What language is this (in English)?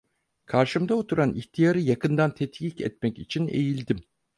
Turkish